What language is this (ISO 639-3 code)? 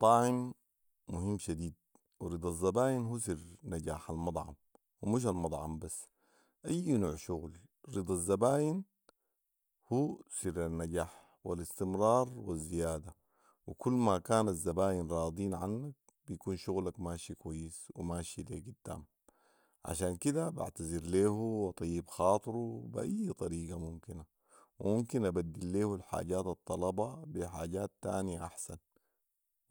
apd